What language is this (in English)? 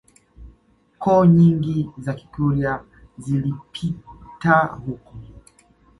Swahili